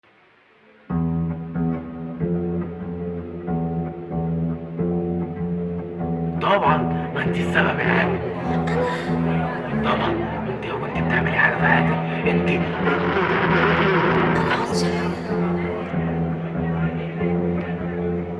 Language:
Arabic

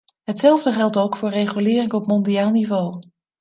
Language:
Dutch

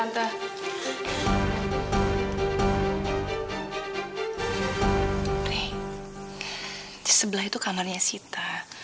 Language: Indonesian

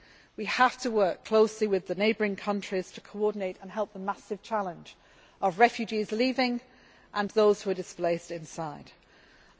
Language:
English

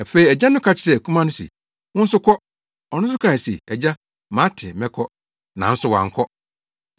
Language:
Akan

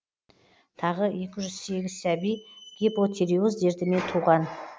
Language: Kazakh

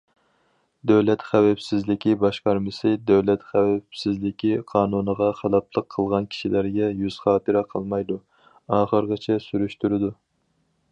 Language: Uyghur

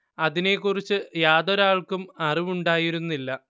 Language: Malayalam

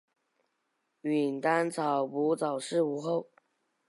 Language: Chinese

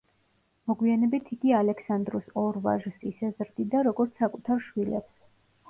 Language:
Georgian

